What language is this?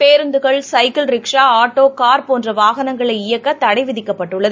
Tamil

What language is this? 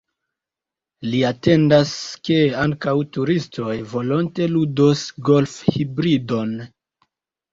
Esperanto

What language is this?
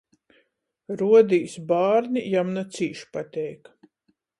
Latgalian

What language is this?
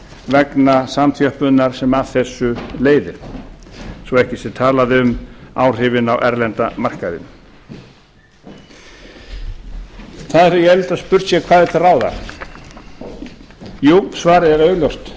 Icelandic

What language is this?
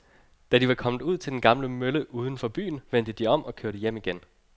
Danish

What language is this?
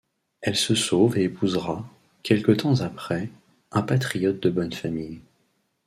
French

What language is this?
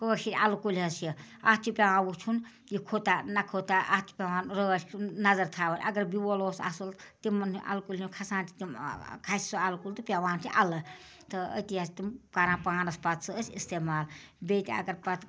Kashmiri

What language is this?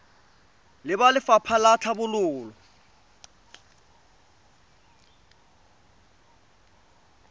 Tswana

